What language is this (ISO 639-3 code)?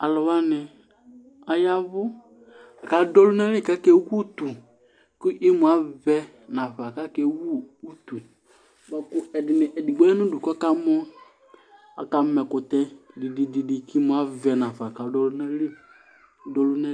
kpo